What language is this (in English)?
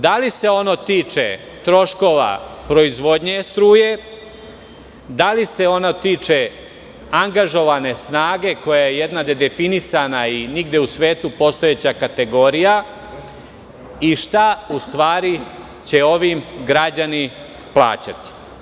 Serbian